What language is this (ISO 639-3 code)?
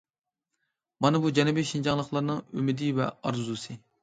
uig